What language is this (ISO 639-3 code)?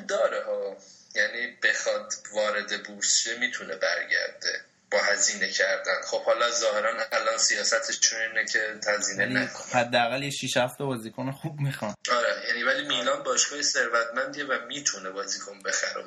fas